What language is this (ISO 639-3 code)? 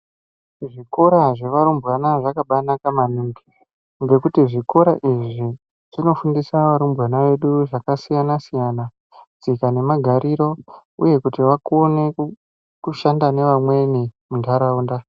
ndc